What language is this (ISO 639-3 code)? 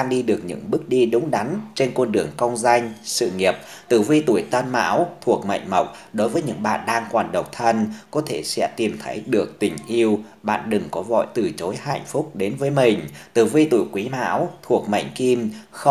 vie